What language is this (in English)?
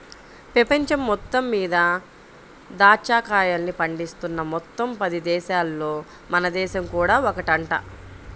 Telugu